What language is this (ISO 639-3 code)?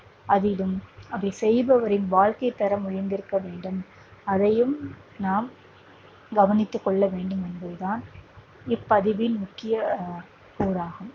tam